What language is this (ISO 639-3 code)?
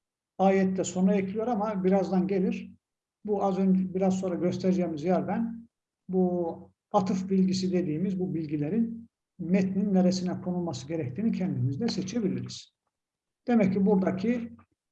tur